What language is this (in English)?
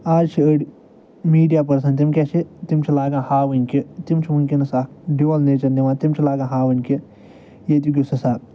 Kashmiri